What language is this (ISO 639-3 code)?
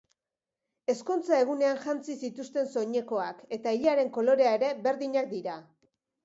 eus